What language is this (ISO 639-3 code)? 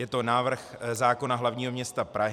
ces